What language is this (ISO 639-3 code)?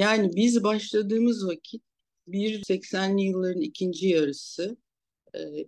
tur